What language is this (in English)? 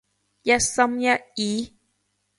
Cantonese